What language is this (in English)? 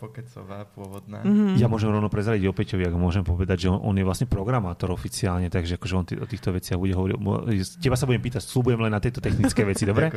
Slovak